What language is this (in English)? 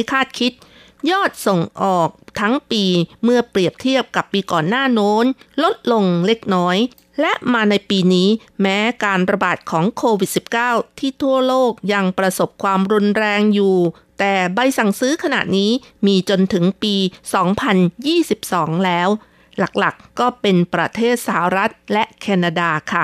Thai